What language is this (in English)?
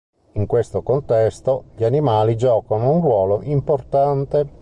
Italian